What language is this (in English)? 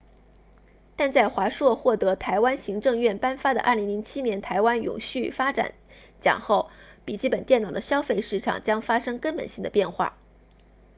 Chinese